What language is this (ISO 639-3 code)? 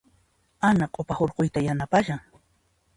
qxp